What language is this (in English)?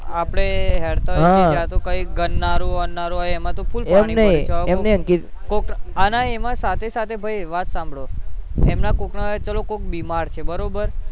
Gujarati